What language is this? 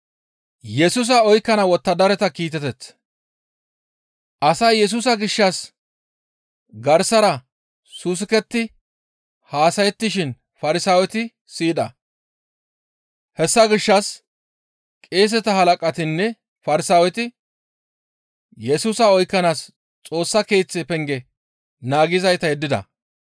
Gamo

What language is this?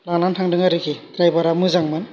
Bodo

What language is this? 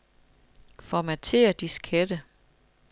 Danish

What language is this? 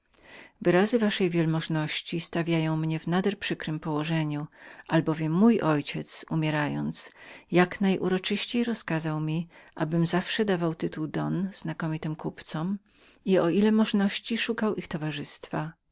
Polish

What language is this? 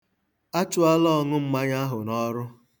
Igbo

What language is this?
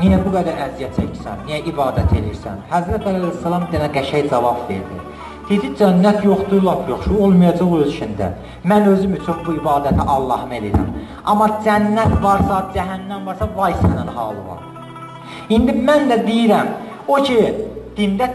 Turkish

